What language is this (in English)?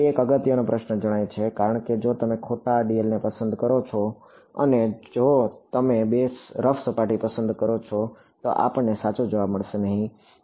Gujarati